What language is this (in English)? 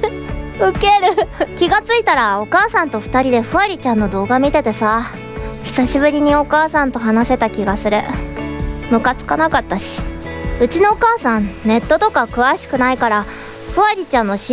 Japanese